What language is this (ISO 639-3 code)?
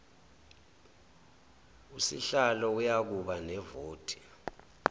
zul